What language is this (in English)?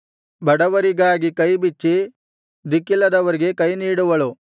Kannada